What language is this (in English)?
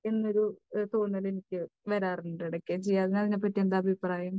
Malayalam